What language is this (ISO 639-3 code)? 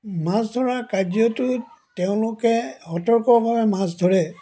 asm